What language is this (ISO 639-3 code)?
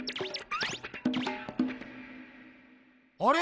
jpn